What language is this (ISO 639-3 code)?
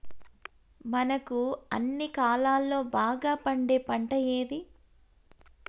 tel